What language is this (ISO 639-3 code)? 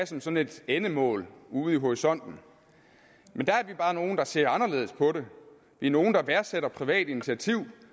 dan